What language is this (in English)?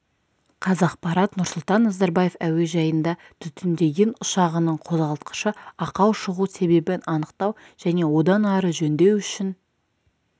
Kazakh